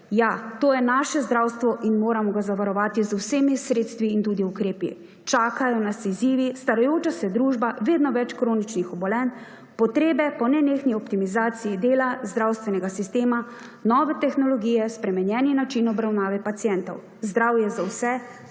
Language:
Slovenian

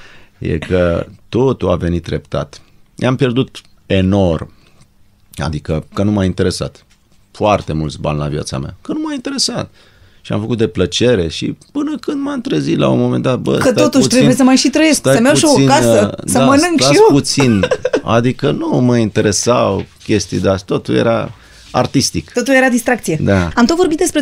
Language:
Romanian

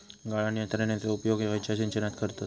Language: Marathi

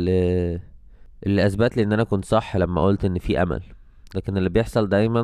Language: Arabic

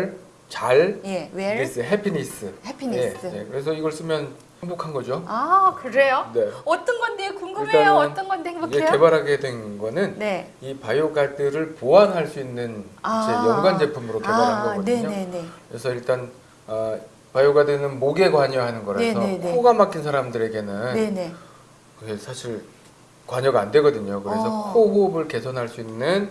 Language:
Korean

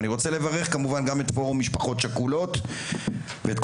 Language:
Hebrew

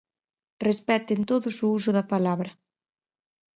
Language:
Galician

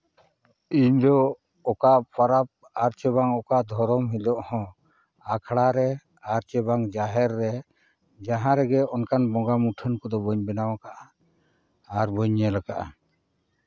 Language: Santali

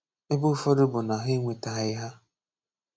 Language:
Igbo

